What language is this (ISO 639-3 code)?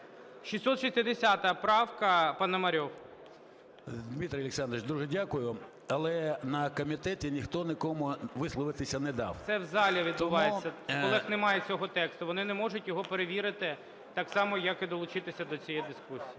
ukr